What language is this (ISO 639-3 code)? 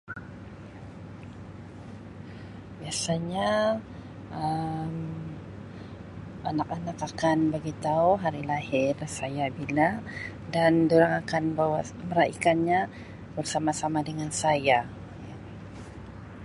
msi